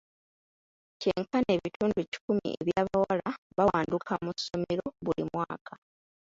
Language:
Ganda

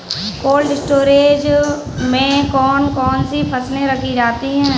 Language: Hindi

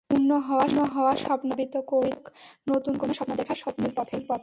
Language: Bangla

